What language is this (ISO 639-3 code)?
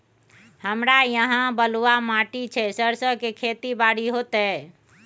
mai